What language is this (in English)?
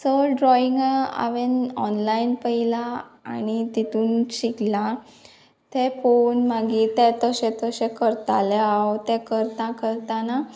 Konkani